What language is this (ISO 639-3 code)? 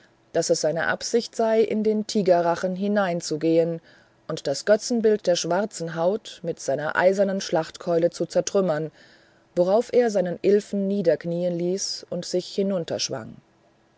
deu